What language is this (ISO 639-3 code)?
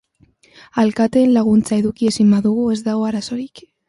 eus